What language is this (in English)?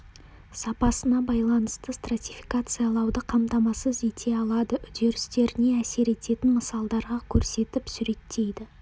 Kazakh